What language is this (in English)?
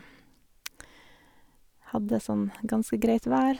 Norwegian